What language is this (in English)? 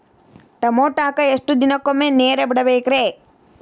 Kannada